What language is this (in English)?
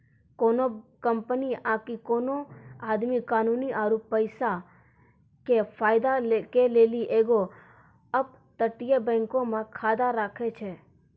Maithili